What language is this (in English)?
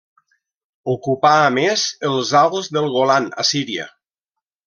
Catalan